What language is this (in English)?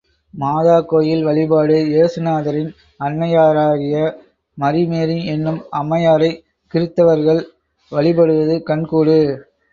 Tamil